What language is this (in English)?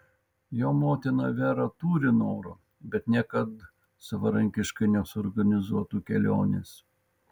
Lithuanian